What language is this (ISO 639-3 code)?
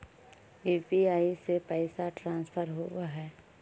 mag